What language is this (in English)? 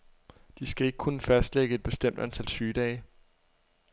Danish